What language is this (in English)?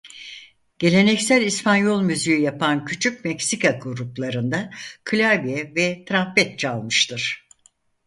Turkish